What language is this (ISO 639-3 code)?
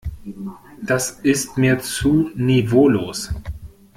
deu